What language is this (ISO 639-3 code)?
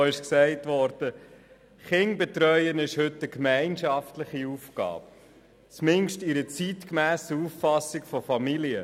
gsw